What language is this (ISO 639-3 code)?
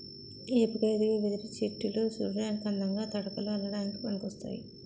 tel